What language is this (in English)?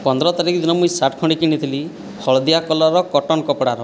Odia